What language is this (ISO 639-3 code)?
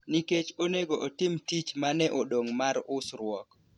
luo